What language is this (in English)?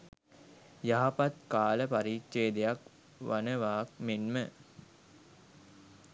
Sinhala